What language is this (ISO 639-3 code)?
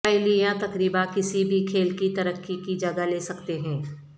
urd